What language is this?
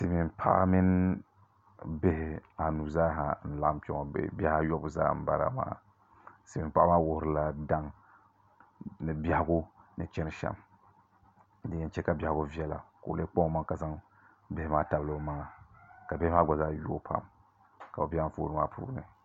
Dagbani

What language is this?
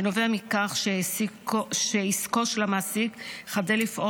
Hebrew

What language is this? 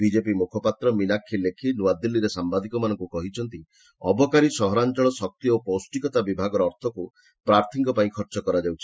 Odia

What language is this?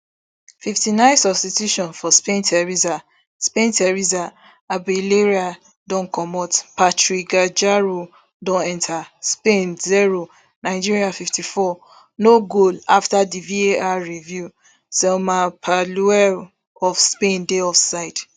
Nigerian Pidgin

